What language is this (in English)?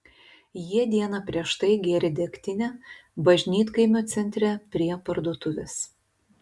Lithuanian